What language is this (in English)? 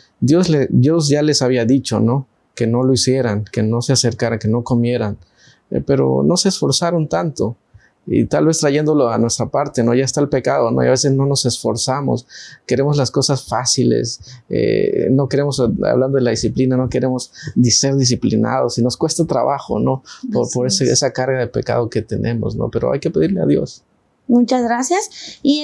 Spanish